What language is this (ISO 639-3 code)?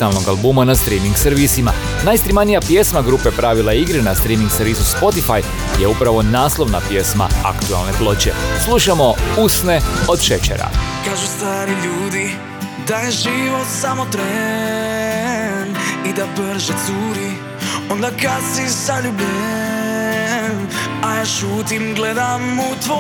hrv